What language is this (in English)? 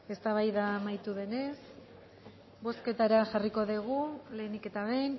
Basque